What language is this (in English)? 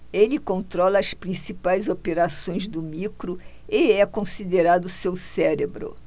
Portuguese